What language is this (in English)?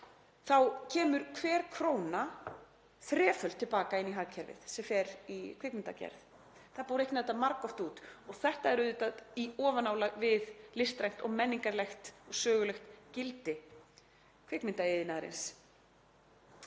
Icelandic